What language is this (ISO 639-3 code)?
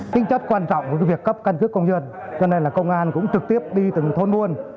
vie